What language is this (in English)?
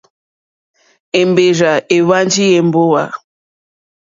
Mokpwe